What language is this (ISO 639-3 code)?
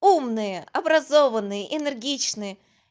rus